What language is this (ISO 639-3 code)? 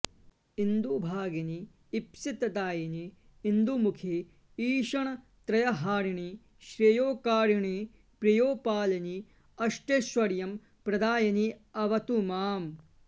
san